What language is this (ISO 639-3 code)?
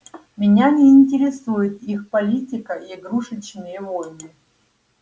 rus